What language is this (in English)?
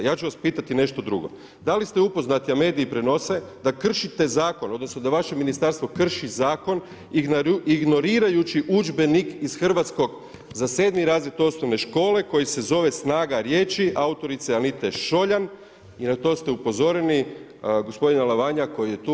Croatian